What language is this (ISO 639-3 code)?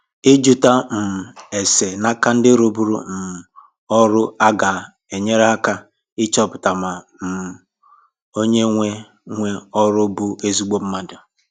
ibo